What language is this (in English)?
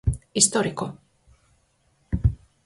Galician